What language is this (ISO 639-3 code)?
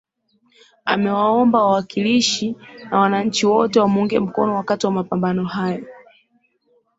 swa